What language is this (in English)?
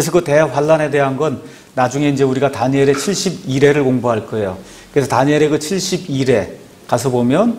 Korean